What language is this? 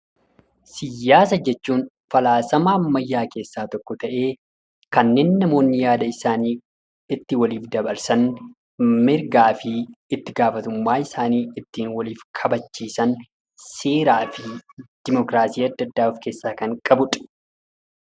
Oromo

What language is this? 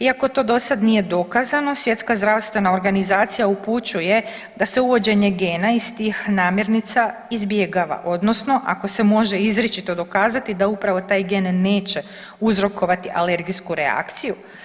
Croatian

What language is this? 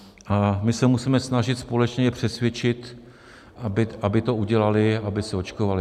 Czech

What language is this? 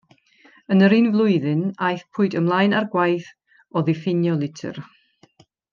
Welsh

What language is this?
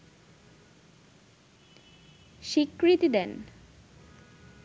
Bangla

